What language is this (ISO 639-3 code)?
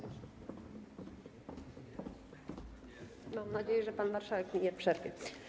pol